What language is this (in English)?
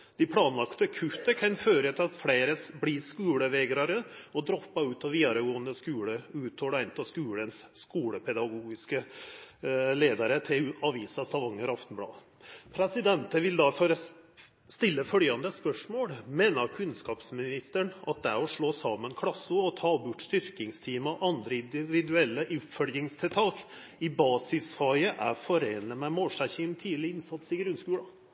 Norwegian Nynorsk